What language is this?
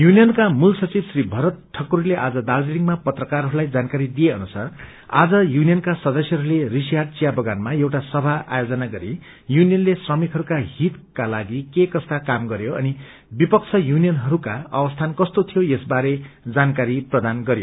Nepali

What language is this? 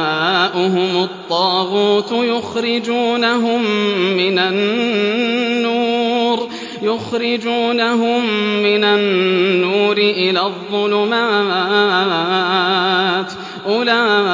Arabic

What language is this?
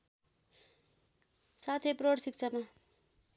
Nepali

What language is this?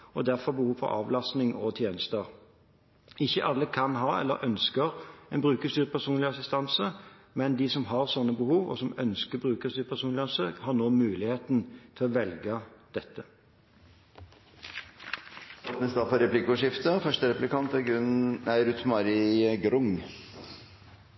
Norwegian Bokmål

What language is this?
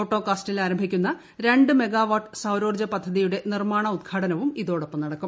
Malayalam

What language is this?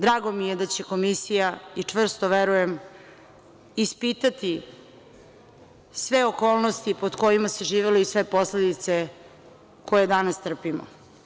Serbian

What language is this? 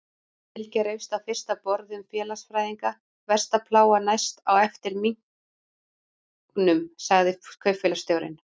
Icelandic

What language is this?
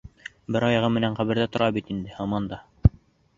Bashkir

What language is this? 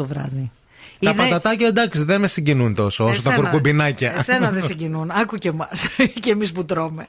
Greek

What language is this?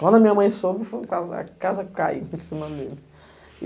Portuguese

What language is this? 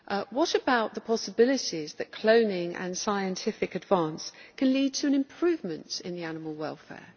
English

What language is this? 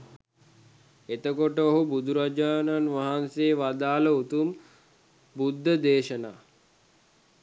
Sinhala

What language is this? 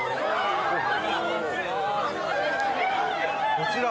Japanese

